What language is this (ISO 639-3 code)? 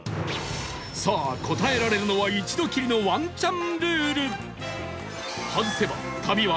jpn